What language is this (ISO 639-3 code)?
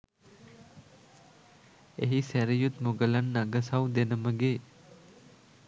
sin